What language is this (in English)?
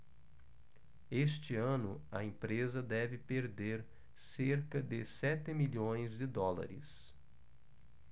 Portuguese